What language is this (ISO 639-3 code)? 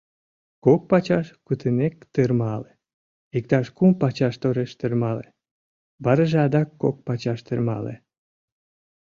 chm